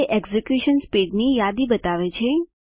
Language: Gujarati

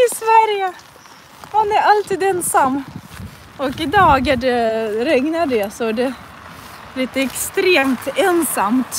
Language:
Swedish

